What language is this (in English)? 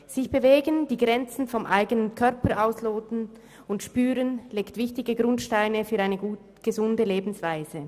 Swiss German